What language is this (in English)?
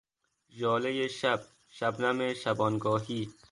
Persian